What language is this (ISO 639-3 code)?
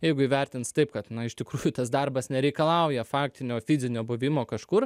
lit